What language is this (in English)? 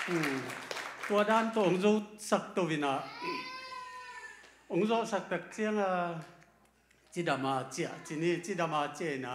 Thai